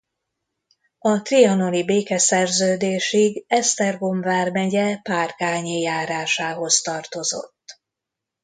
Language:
Hungarian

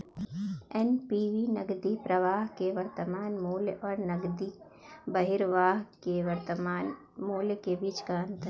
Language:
Hindi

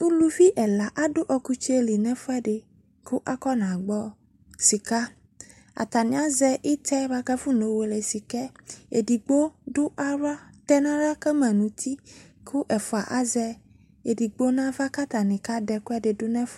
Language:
Ikposo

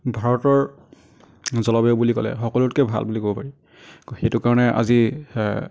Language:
Assamese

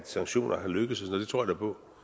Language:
Danish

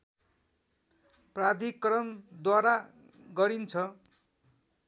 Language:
Nepali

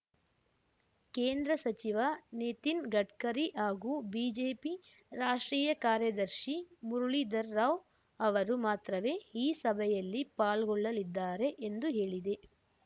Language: Kannada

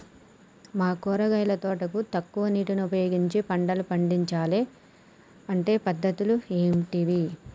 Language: Telugu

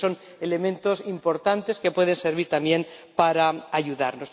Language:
Spanish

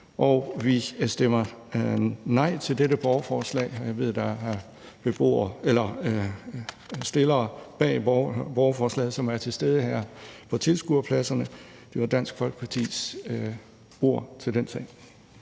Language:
Danish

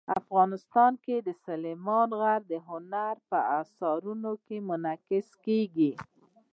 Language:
Pashto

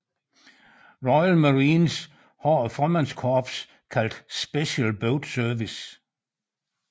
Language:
Danish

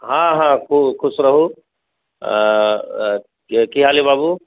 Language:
Maithili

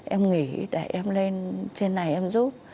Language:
Vietnamese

